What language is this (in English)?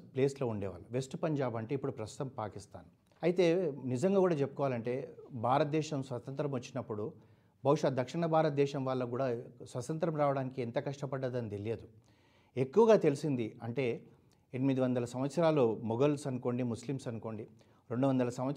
Telugu